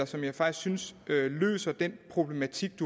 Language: Danish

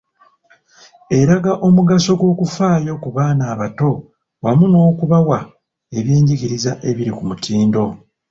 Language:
Ganda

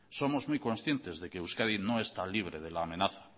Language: Spanish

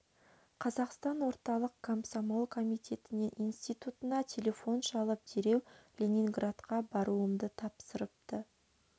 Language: Kazakh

